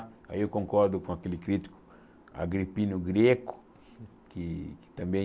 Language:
Portuguese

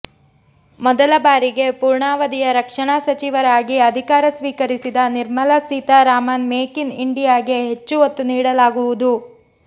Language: Kannada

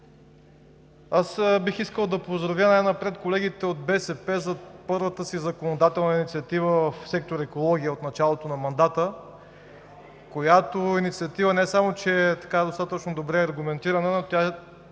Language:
Bulgarian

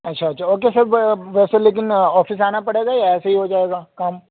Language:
Urdu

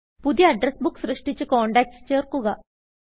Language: Malayalam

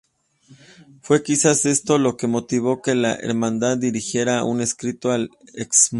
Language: Spanish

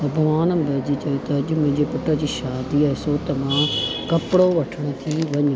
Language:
Sindhi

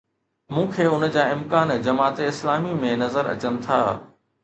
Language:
Sindhi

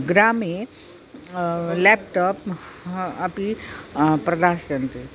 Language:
Sanskrit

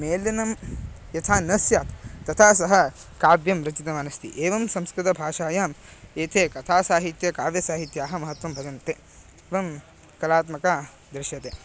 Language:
Sanskrit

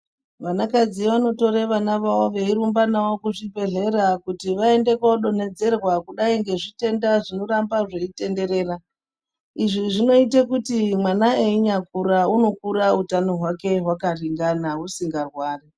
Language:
Ndau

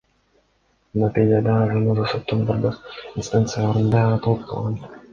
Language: Kyrgyz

